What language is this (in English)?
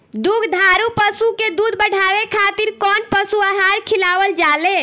Bhojpuri